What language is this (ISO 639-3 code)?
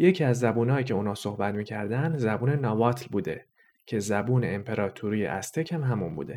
fas